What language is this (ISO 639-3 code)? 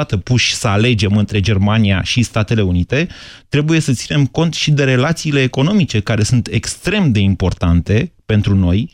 ron